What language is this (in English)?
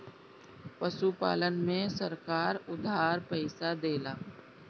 Bhojpuri